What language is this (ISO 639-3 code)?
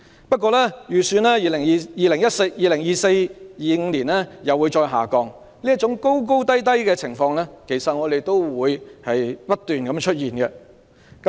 yue